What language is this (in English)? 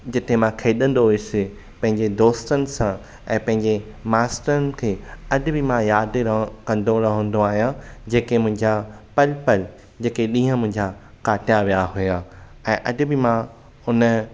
Sindhi